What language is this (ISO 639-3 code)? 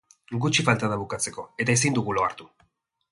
eus